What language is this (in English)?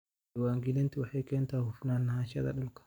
Somali